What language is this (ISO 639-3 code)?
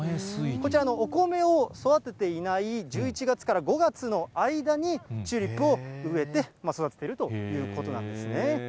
jpn